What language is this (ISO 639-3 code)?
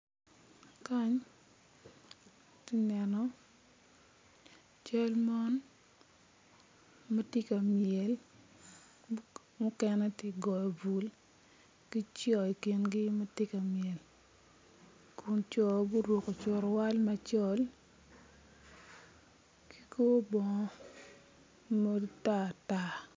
ach